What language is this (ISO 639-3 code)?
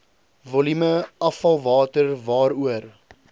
afr